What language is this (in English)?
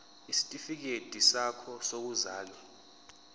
Zulu